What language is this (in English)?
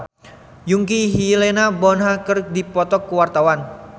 Sundanese